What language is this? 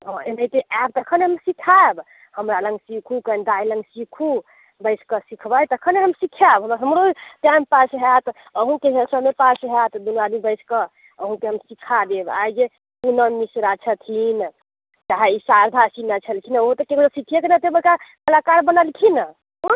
Maithili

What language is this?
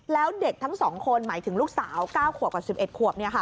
Thai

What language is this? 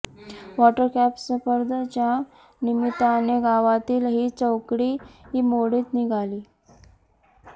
Marathi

